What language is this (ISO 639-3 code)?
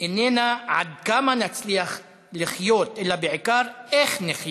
heb